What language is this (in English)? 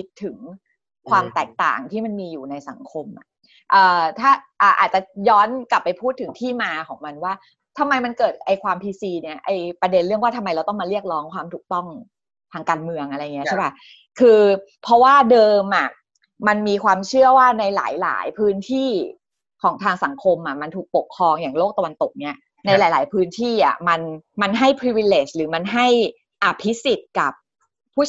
Thai